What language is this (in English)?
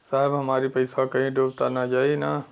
Bhojpuri